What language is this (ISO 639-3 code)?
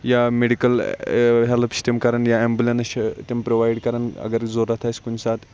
kas